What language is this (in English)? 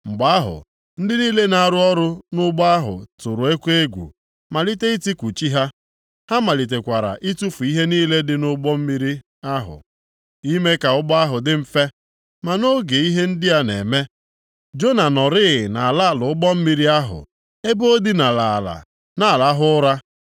Igbo